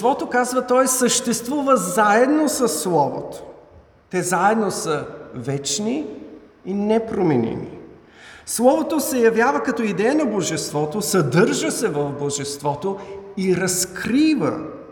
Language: Bulgarian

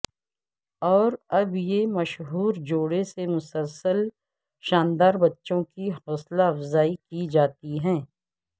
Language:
Urdu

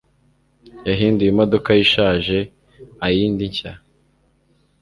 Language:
Kinyarwanda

